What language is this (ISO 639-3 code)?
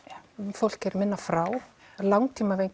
isl